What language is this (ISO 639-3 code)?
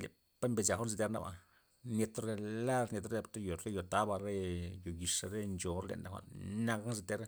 ztp